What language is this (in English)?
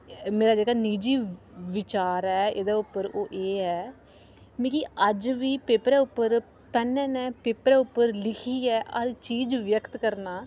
Dogri